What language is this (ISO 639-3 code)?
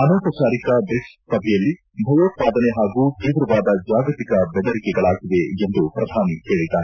kan